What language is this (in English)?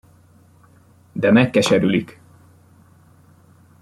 Hungarian